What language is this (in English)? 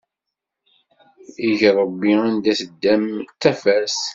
Kabyle